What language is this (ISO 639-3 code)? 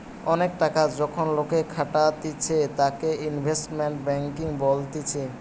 ben